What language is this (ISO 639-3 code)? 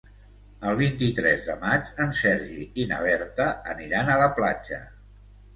cat